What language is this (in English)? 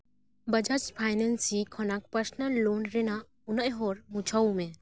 Santali